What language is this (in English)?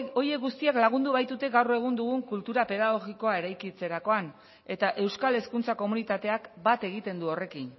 Basque